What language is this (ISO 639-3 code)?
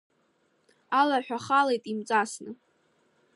abk